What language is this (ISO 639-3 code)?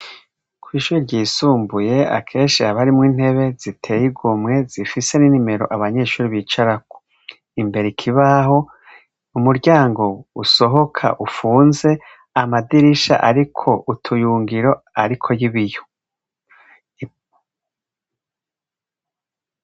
run